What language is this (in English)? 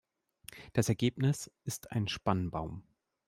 German